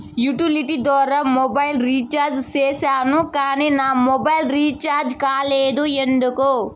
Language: Telugu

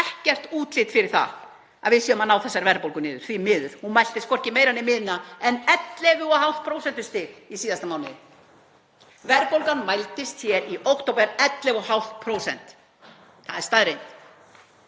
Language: Icelandic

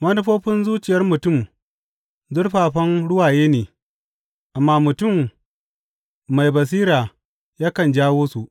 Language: Hausa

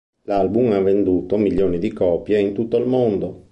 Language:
Italian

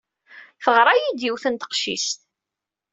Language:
Kabyle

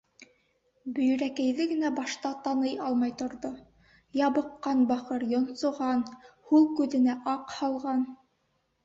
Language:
Bashkir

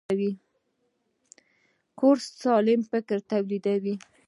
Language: Pashto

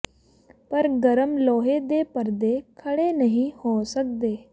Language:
Punjabi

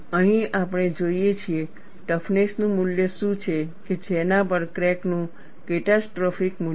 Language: Gujarati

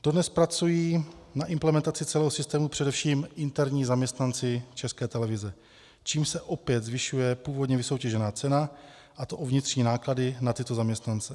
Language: Czech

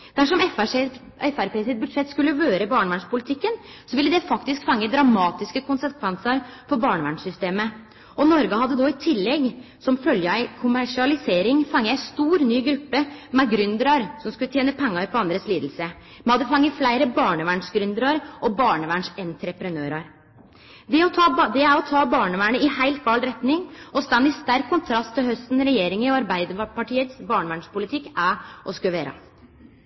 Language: Norwegian Nynorsk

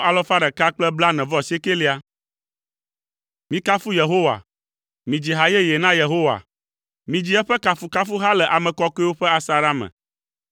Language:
Ewe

